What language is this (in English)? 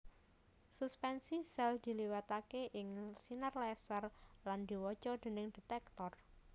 Javanese